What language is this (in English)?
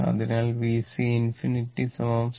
Malayalam